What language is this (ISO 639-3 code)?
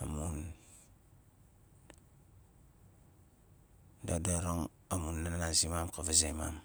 nal